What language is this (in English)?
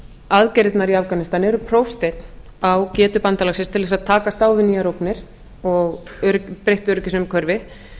Icelandic